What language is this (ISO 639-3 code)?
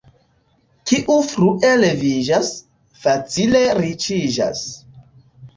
epo